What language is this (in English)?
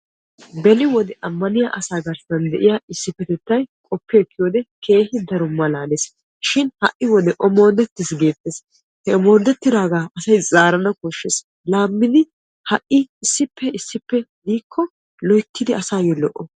Wolaytta